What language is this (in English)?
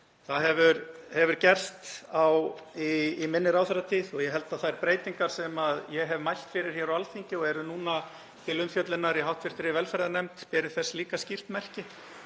Icelandic